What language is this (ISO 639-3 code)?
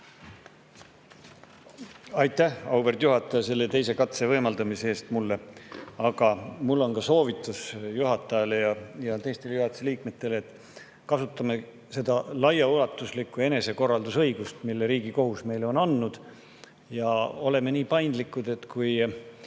est